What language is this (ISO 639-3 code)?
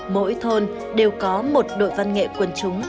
vie